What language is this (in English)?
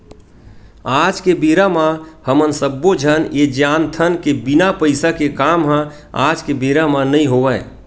Chhattisgarhi